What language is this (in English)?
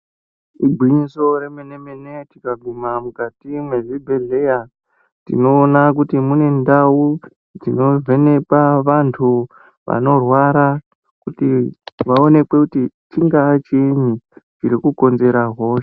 Ndau